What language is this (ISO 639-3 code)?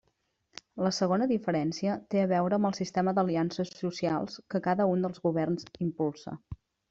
cat